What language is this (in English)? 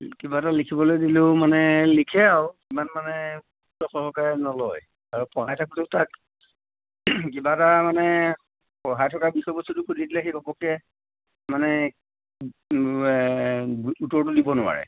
Assamese